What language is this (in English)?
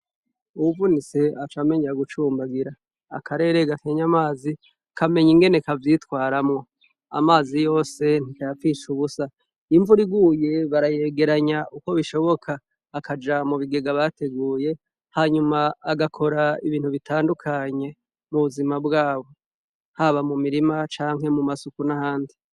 Rundi